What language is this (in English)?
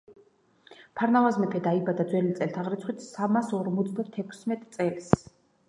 Georgian